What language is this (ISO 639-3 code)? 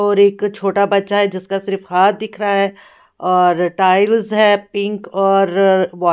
hin